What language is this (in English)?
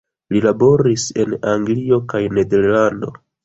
Esperanto